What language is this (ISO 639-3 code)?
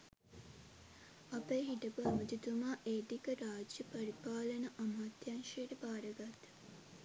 sin